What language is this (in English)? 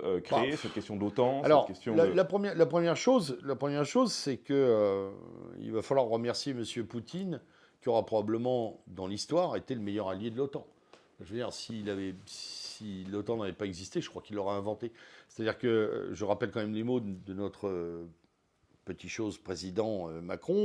French